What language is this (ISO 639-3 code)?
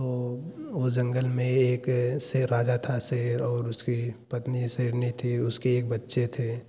hin